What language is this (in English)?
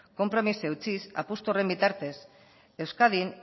Basque